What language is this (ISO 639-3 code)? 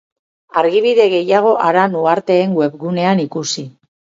eus